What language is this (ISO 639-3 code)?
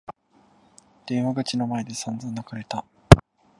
jpn